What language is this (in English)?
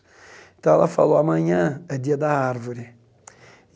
Portuguese